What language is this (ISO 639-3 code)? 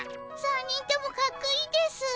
jpn